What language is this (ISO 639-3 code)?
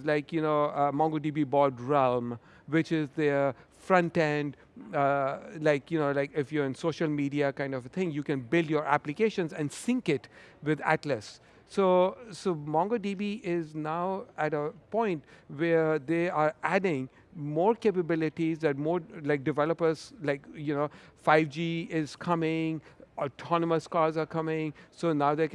eng